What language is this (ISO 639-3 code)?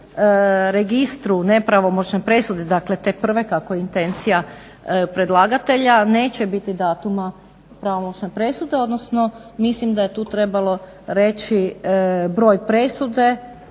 hrv